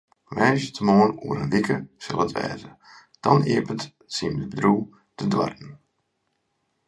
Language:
Western Frisian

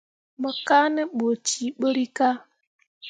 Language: Mundang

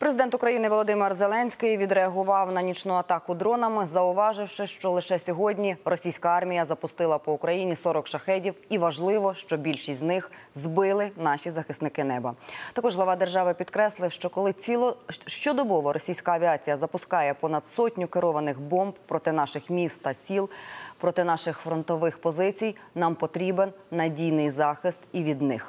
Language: Ukrainian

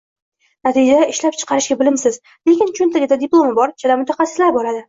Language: Uzbek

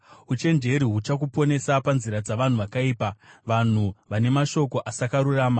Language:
Shona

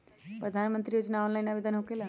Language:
Magahi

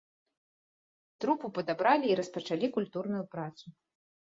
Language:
Belarusian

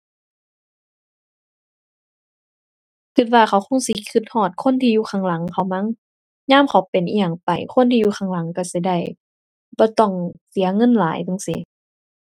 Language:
Thai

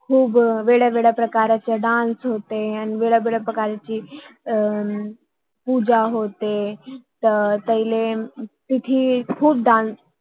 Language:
Marathi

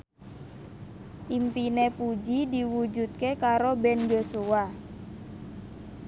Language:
Javanese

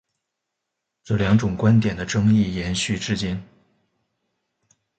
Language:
Chinese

